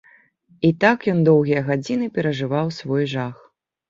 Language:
Belarusian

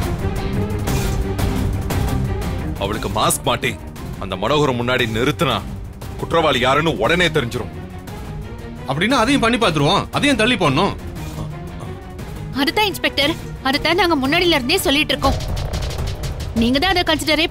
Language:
Korean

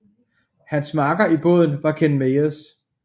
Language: Danish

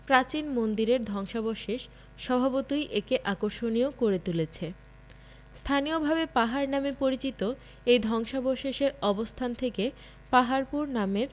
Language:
Bangla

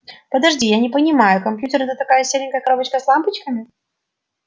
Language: Russian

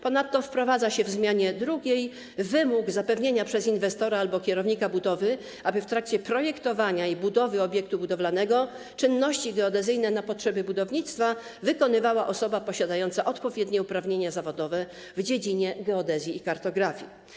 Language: Polish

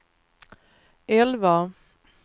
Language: Swedish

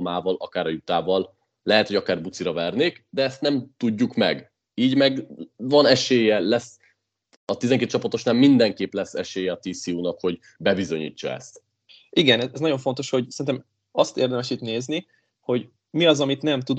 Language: Hungarian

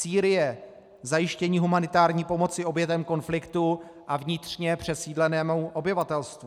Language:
Czech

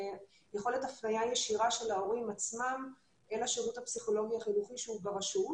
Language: Hebrew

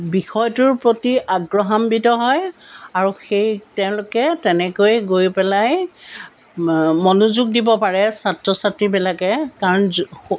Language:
Assamese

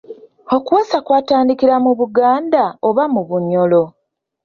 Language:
Ganda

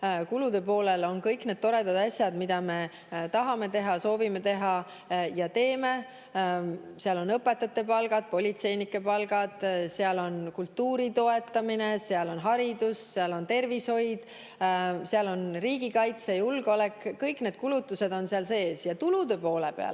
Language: Estonian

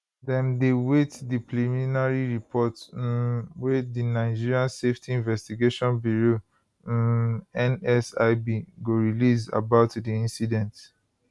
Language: Nigerian Pidgin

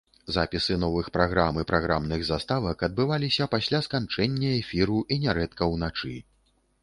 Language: Belarusian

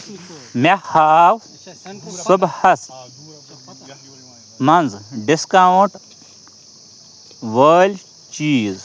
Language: Kashmiri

